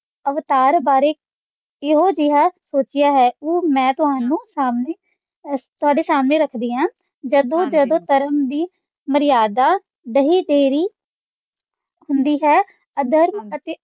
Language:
Punjabi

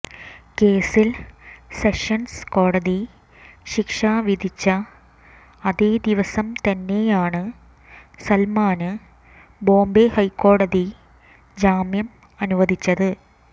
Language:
Malayalam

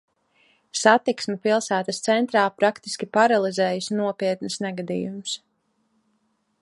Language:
Latvian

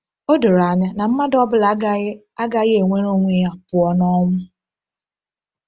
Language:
Igbo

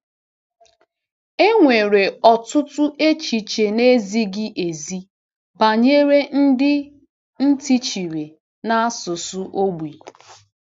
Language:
Igbo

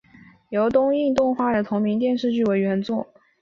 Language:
Chinese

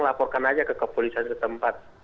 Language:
Indonesian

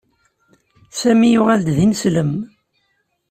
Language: Kabyle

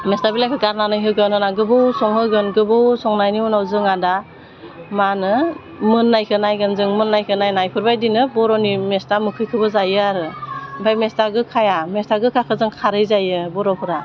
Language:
Bodo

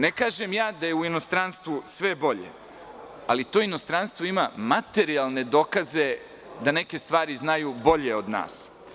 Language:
Serbian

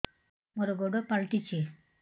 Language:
Odia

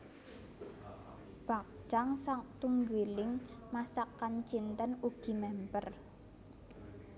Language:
Javanese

